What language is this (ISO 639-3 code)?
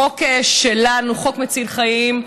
heb